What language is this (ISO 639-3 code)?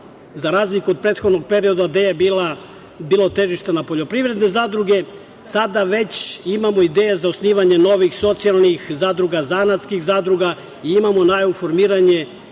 srp